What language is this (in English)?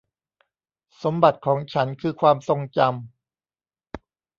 Thai